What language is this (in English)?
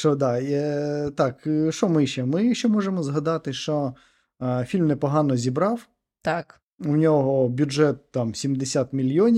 Ukrainian